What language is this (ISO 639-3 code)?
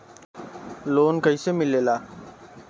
bho